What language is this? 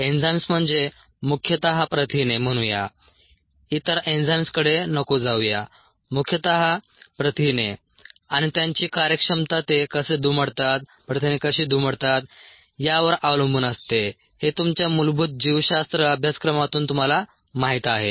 Marathi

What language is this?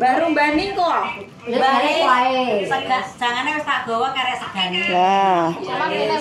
Indonesian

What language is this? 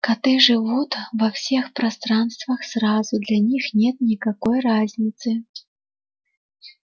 Russian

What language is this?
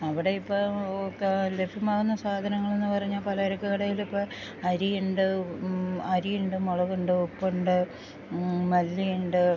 Malayalam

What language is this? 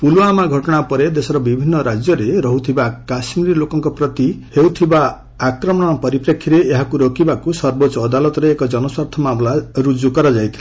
Odia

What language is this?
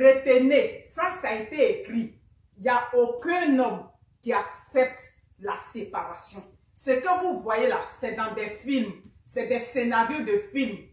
French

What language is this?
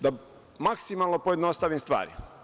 Serbian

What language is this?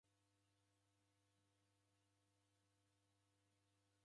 Taita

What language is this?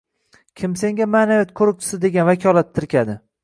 Uzbek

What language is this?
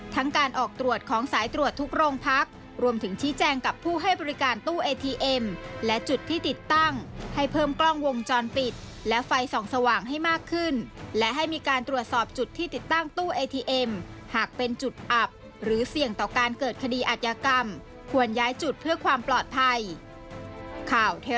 Thai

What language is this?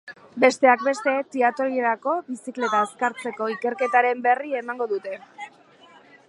Basque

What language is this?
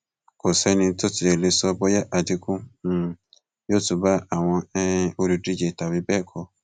Yoruba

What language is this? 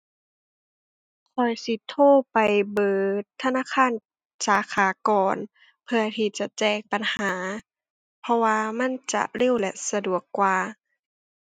Thai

